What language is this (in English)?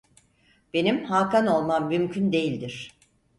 Turkish